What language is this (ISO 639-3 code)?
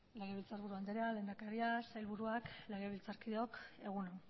eus